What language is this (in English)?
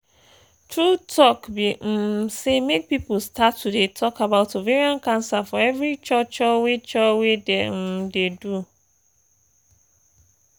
Nigerian Pidgin